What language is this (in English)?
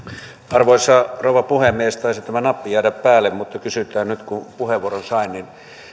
Finnish